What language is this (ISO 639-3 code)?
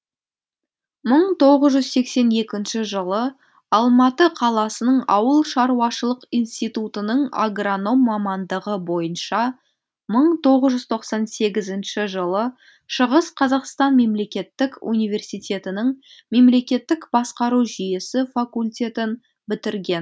kaz